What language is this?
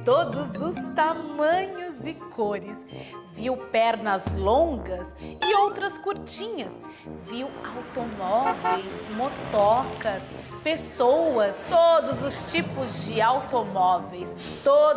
Portuguese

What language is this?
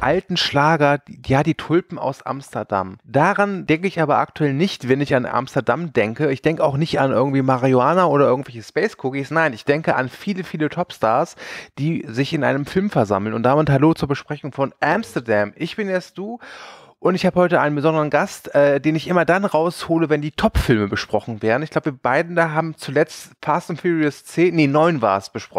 German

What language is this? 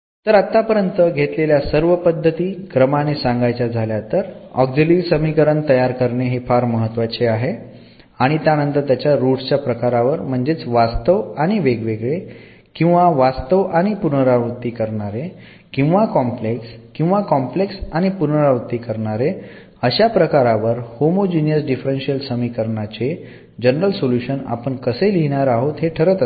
Marathi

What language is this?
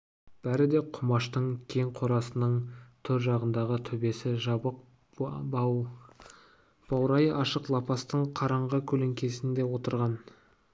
Kazakh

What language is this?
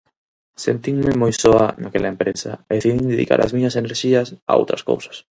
Galician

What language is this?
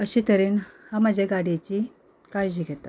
Konkani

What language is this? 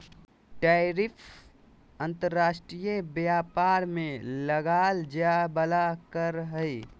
Magahi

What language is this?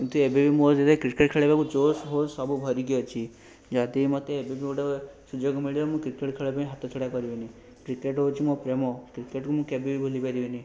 Odia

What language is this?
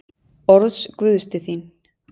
Icelandic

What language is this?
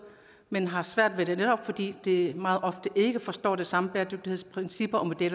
Danish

